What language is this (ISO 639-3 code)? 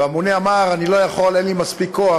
heb